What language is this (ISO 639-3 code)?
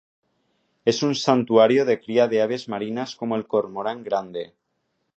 spa